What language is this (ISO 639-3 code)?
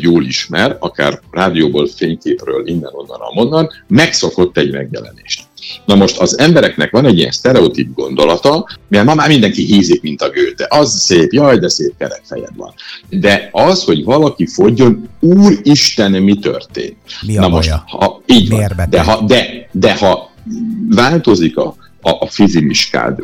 hun